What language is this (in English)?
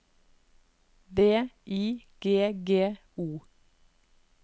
Norwegian